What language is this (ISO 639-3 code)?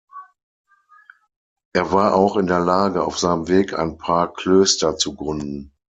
deu